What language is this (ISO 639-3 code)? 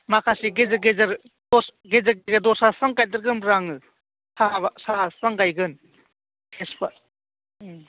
brx